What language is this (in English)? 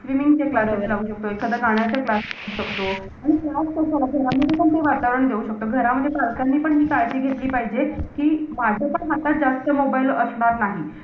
Marathi